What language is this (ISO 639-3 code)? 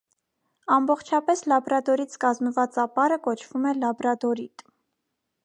hye